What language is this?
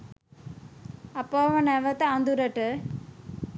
Sinhala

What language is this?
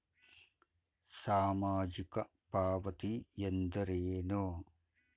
Kannada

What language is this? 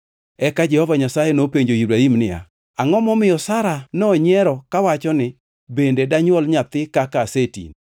Luo (Kenya and Tanzania)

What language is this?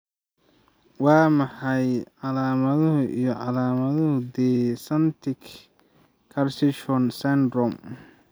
Somali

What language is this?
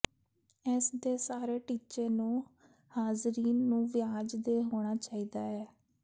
Punjabi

